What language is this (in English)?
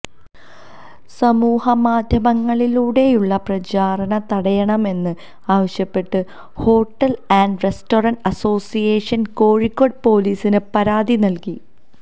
Malayalam